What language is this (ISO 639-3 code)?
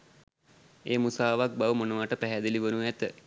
sin